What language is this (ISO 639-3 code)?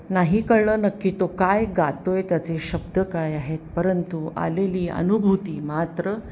mar